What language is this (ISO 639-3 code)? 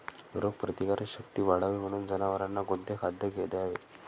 mar